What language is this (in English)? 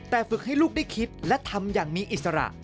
Thai